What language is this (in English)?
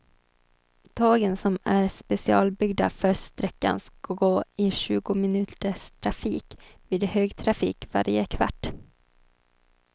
Swedish